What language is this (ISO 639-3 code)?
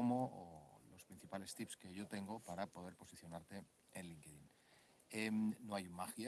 spa